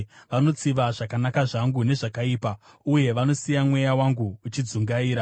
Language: Shona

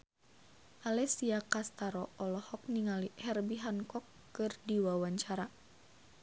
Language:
Sundanese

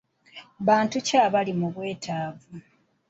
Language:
Ganda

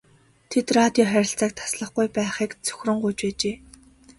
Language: Mongolian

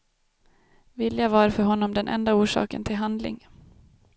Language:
Swedish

